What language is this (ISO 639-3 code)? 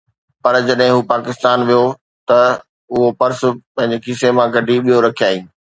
snd